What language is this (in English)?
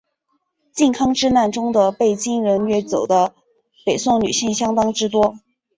Chinese